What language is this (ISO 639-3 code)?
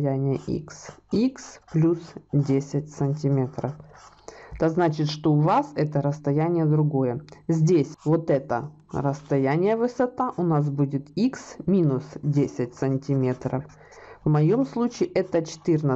rus